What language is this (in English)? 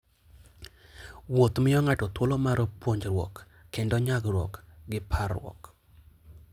Luo (Kenya and Tanzania)